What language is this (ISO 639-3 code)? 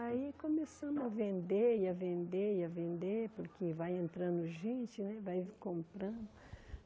por